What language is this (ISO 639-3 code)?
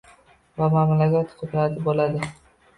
uzb